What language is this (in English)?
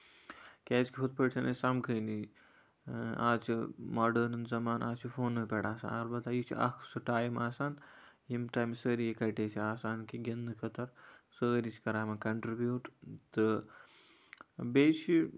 Kashmiri